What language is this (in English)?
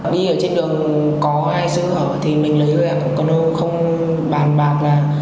Vietnamese